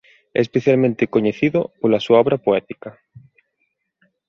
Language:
Galician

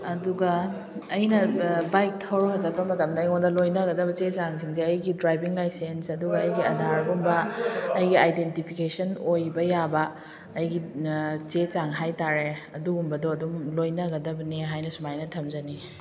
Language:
Manipuri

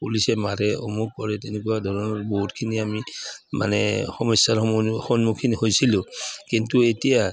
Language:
Assamese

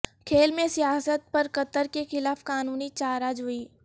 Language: Urdu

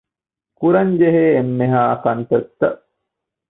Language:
Divehi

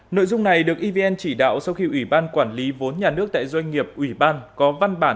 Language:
Vietnamese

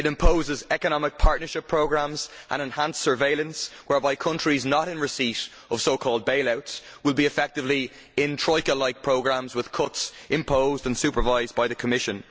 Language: English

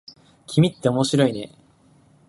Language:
Japanese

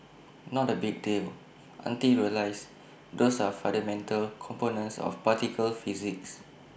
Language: English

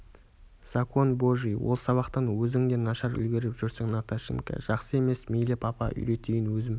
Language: Kazakh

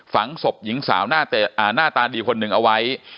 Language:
Thai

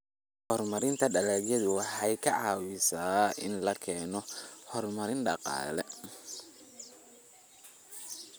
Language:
Somali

